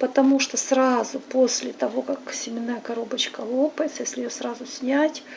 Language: Russian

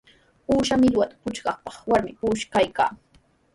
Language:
Sihuas Ancash Quechua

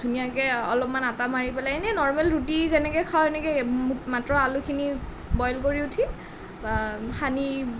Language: Assamese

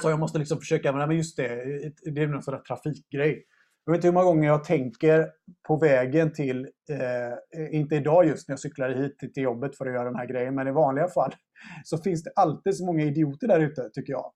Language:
Swedish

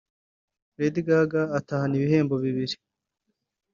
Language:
Kinyarwanda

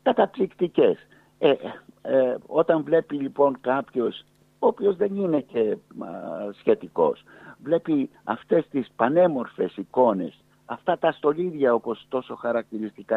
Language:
Greek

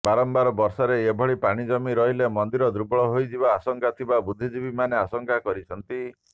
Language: Odia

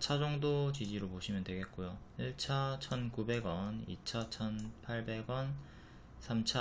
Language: Korean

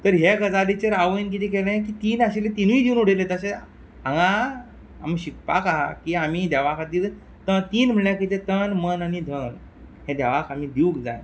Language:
Konkani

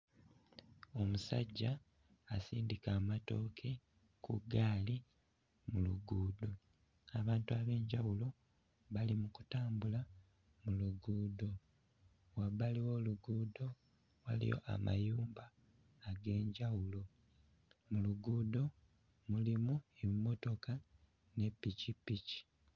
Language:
Ganda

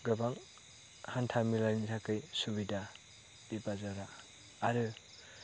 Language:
Bodo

